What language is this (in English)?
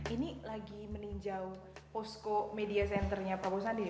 Indonesian